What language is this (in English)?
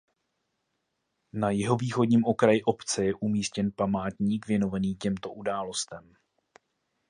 Czech